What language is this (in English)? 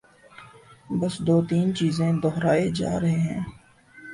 Urdu